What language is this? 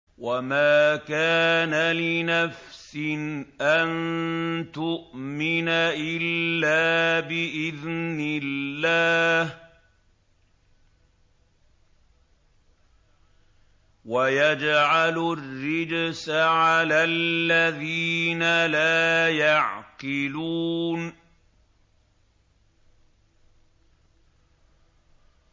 Arabic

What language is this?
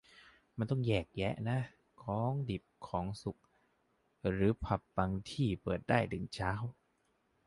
Thai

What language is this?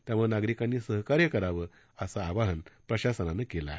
Marathi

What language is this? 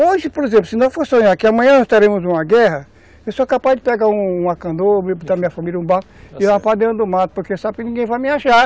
Portuguese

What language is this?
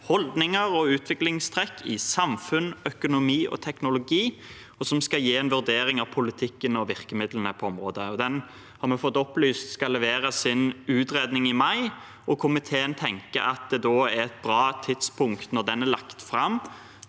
Norwegian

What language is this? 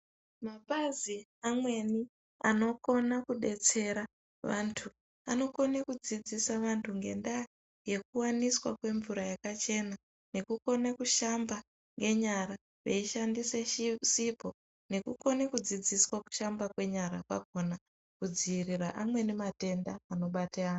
Ndau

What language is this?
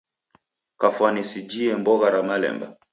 Taita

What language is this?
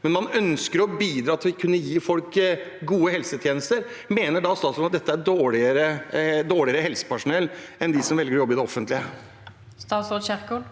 Norwegian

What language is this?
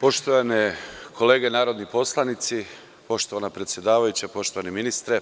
Serbian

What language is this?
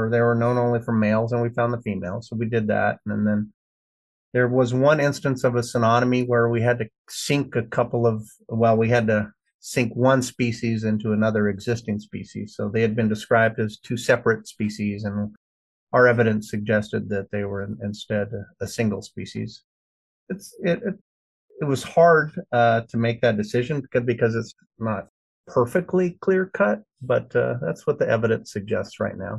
English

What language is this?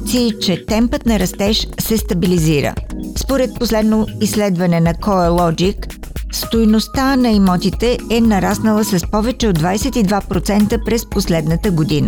Bulgarian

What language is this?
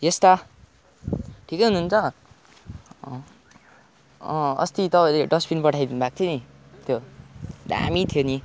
Nepali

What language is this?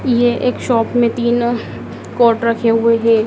Hindi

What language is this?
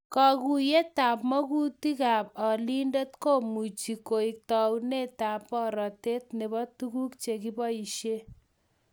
Kalenjin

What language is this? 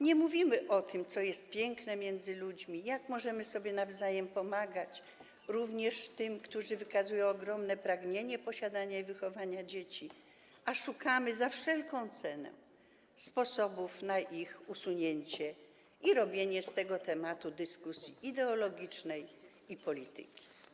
Polish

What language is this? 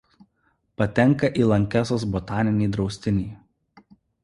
Lithuanian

